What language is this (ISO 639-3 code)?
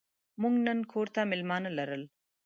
pus